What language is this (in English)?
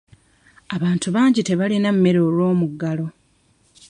Ganda